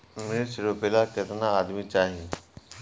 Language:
Bhojpuri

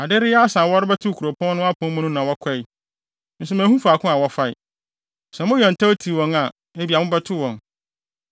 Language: Akan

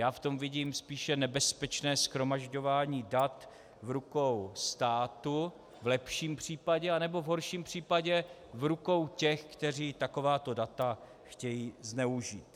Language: Czech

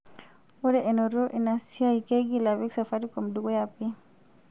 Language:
Masai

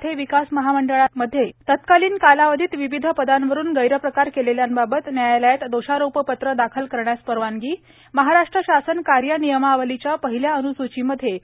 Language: Marathi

